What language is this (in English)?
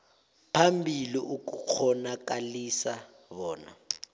South Ndebele